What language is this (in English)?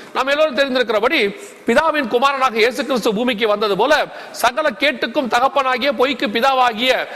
Tamil